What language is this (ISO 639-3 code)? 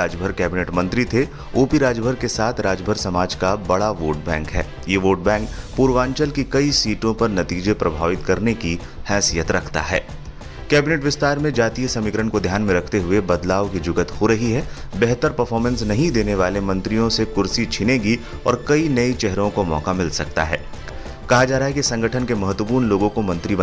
hin